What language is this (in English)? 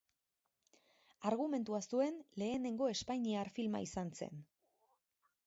Basque